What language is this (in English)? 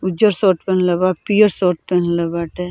Bhojpuri